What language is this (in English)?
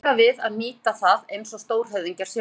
Icelandic